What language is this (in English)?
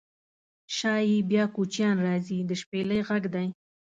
Pashto